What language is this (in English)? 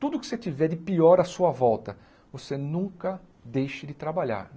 Portuguese